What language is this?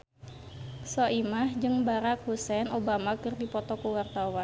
Sundanese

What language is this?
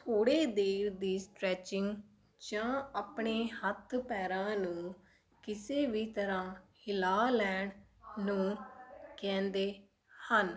Punjabi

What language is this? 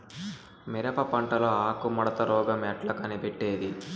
Telugu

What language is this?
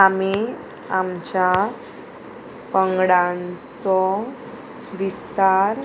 Konkani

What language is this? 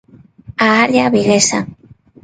Galician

